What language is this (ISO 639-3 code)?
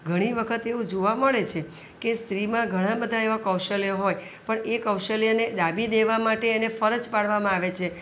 guj